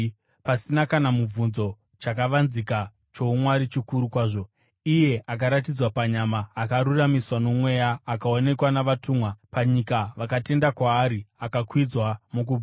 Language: Shona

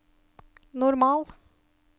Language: Norwegian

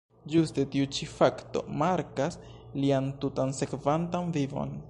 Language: Esperanto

